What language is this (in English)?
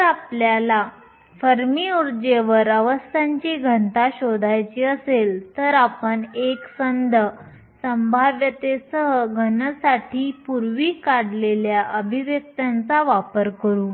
Marathi